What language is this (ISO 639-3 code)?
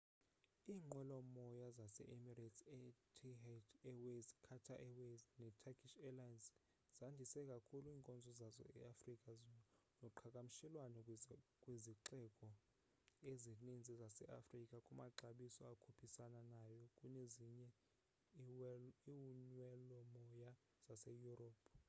xho